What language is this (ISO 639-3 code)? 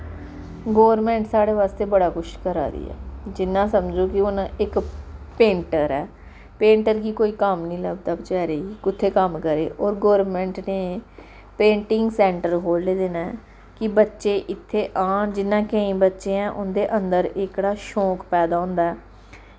doi